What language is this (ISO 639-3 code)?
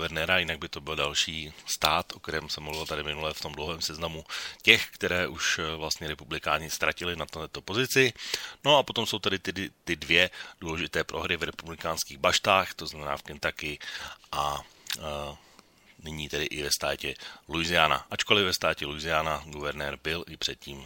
ces